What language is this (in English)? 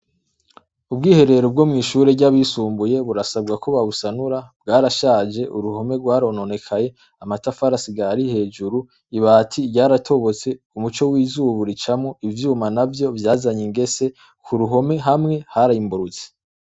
Rundi